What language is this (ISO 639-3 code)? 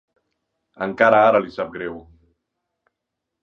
cat